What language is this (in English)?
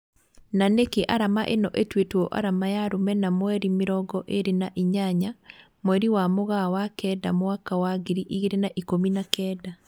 Kikuyu